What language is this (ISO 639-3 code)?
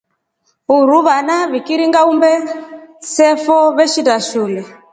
rof